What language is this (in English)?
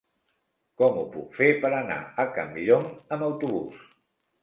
Catalan